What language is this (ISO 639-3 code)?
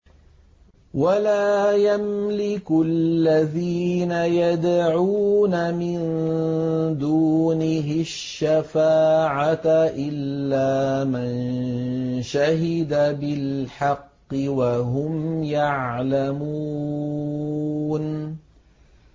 ara